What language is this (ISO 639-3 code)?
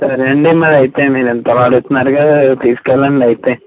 tel